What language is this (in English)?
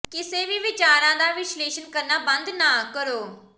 Punjabi